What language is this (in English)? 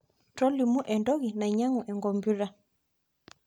Masai